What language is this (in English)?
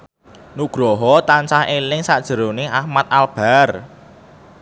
Javanese